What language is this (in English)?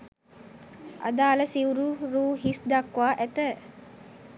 Sinhala